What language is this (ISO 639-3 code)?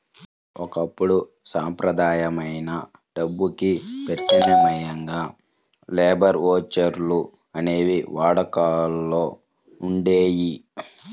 tel